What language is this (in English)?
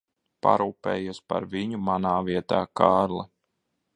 Latvian